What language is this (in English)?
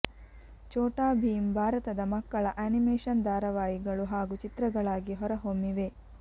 Kannada